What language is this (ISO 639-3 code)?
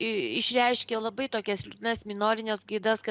lit